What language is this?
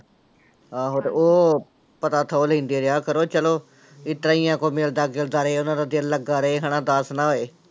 Punjabi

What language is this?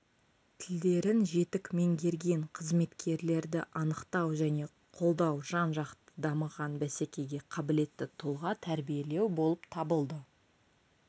Kazakh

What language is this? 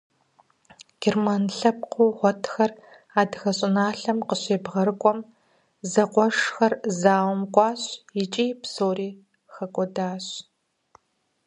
Kabardian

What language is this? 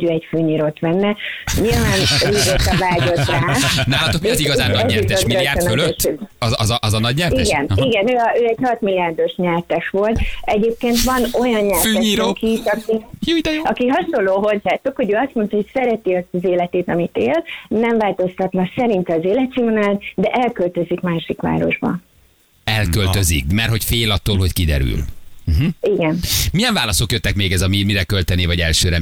Hungarian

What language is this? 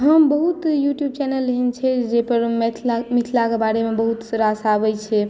Maithili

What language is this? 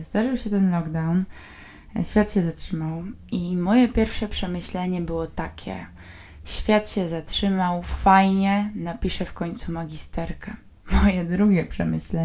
Polish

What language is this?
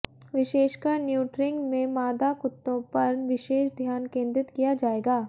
Hindi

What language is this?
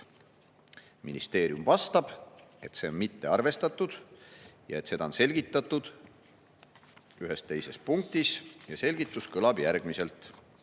Estonian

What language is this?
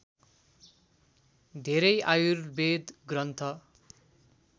Nepali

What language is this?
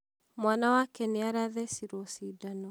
Kikuyu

